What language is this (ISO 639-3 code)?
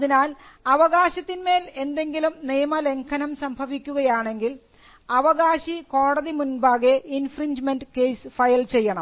mal